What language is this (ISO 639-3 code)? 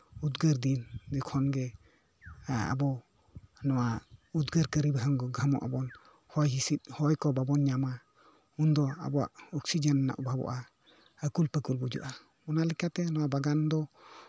sat